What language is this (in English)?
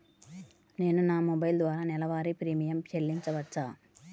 Telugu